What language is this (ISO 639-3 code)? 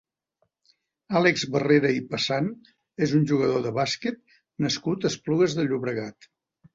cat